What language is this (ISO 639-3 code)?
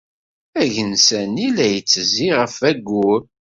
kab